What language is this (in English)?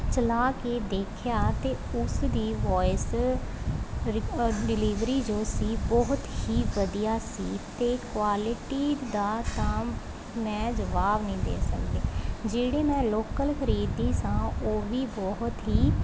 Punjabi